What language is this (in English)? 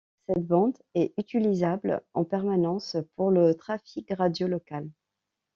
French